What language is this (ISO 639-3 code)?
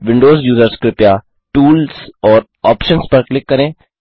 hin